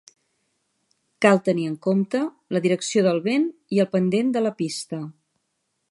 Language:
Catalan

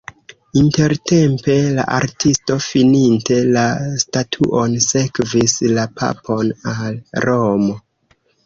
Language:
Esperanto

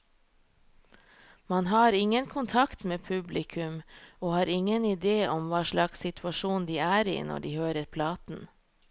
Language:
Norwegian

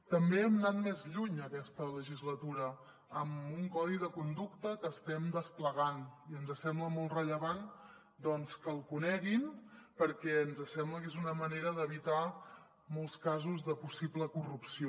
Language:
Catalan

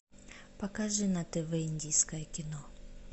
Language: Russian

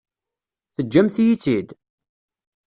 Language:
Kabyle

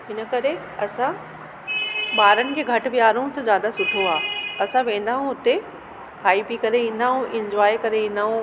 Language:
Sindhi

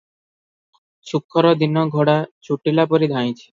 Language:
Odia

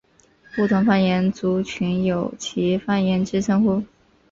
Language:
Chinese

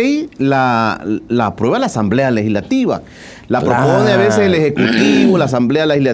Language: Spanish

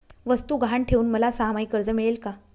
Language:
Marathi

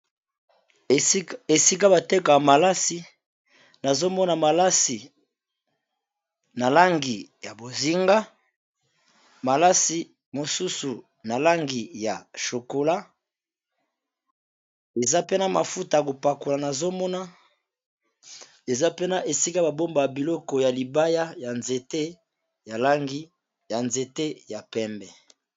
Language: Lingala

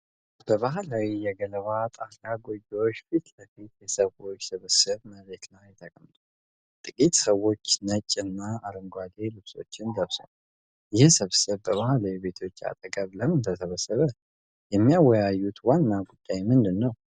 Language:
Amharic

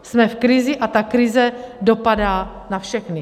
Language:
Czech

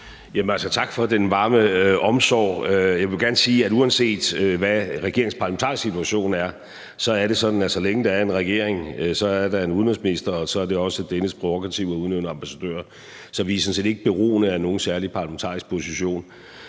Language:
Danish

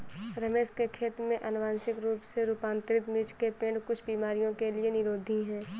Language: Hindi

